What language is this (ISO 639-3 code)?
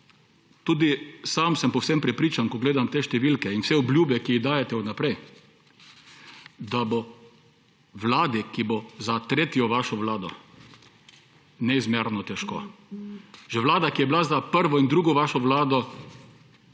slv